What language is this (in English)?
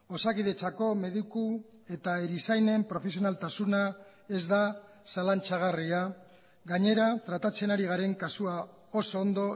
Basque